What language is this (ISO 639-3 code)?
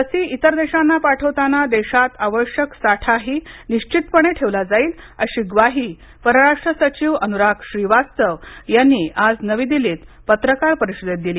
mar